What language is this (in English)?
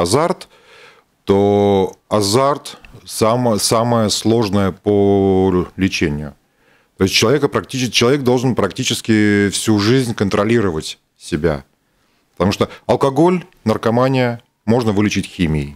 Russian